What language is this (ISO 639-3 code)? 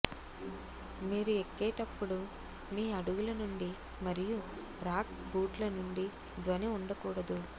tel